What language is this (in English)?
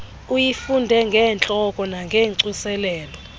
Xhosa